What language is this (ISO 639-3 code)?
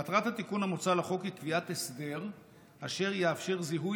heb